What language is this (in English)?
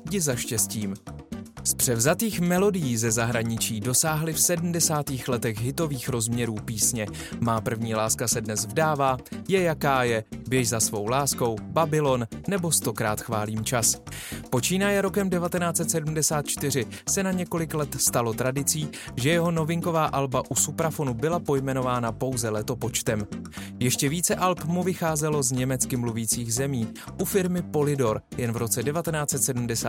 Czech